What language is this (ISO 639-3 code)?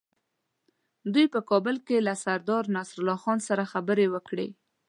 pus